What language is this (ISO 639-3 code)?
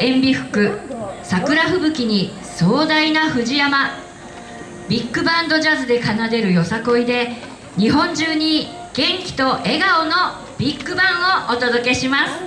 jpn